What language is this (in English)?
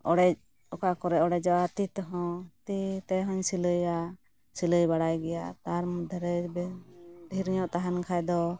Santali